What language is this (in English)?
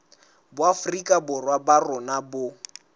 Southern Sotho